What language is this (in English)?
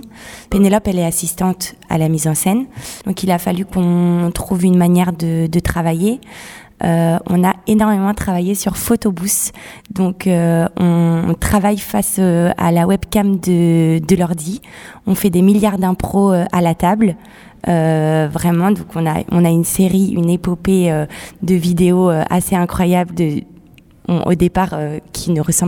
French